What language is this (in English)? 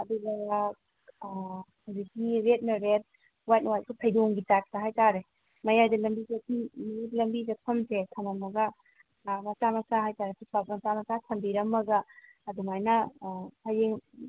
Manipuri